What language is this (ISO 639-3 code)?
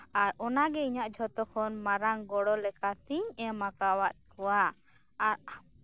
sat